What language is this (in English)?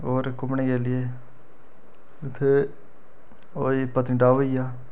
Dogri